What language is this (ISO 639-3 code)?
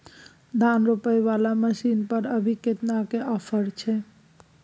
mai